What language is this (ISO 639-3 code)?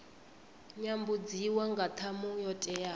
ven